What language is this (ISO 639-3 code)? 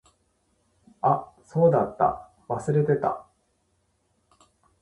jpn